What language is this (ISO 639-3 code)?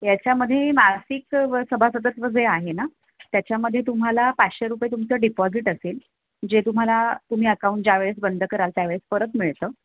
mar